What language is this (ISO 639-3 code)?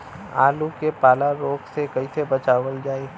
bho